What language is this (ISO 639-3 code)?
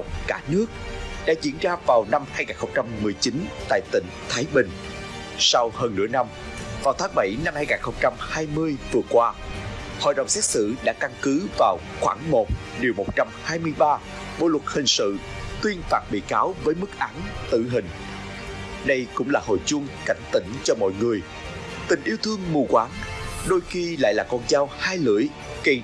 vie